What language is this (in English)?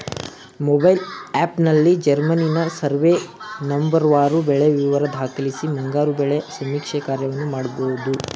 Kannada